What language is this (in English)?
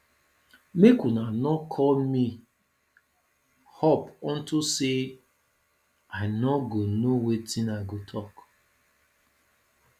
Nigerian Pidgin